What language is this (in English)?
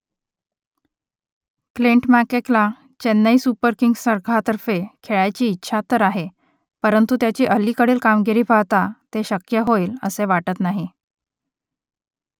Marathi